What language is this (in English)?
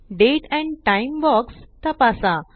Marathi